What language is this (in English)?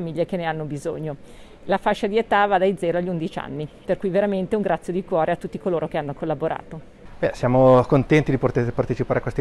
Italian